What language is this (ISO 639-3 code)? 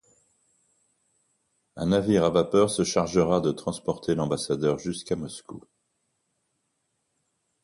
fra